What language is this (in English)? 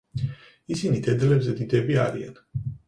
Georgian